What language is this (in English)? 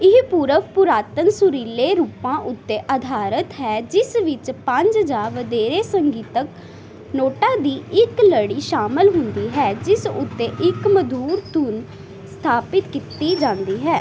Punjabi